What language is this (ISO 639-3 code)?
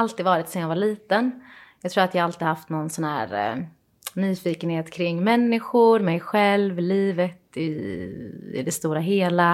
swe